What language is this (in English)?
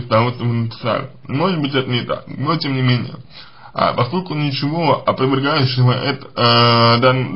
Russian